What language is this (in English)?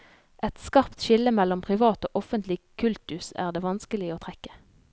Norwegian